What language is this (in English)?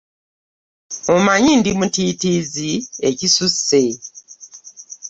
Ganda